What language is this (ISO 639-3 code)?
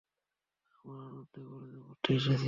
ben